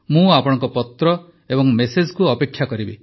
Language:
Odia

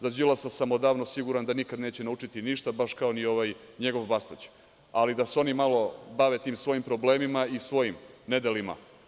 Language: Serbian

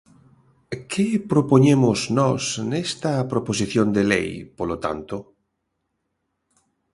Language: Galician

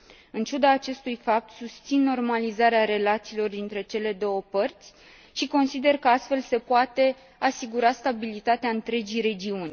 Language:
Romanian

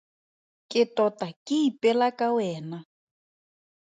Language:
Tswana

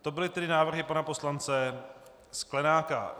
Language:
Czech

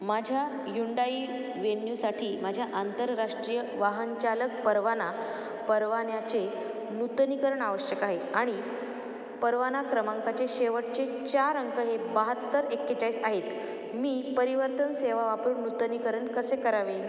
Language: Marathi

